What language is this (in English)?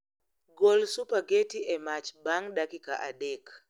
Luo (Kenya and Tanzania)